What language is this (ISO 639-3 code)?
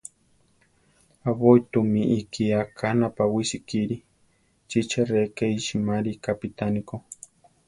tar